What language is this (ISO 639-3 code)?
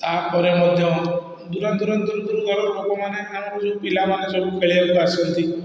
ori